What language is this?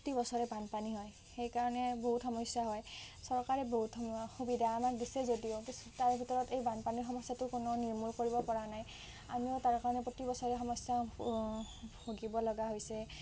Assamese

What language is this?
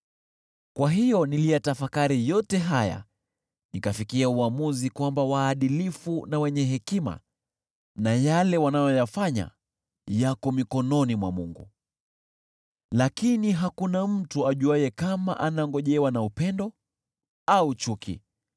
Swahili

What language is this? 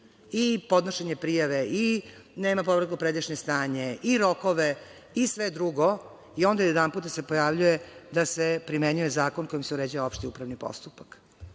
Serbian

